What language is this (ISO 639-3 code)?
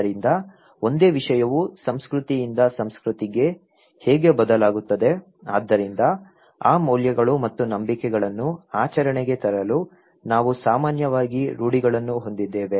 kan